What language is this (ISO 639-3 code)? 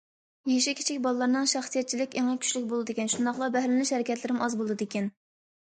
uig